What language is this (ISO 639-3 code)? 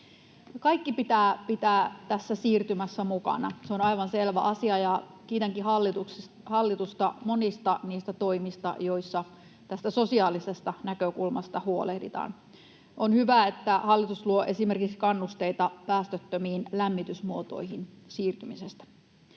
fin